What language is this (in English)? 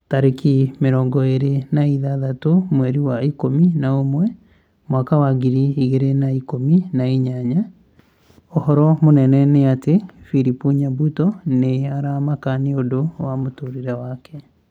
Kikuyu